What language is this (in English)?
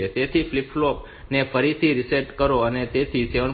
Gujarati